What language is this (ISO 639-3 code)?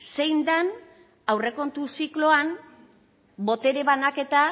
eus